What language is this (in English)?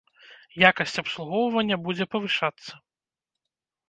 Belarusian